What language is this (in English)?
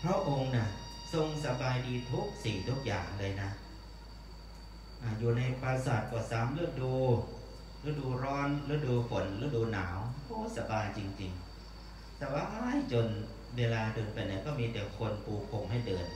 Thai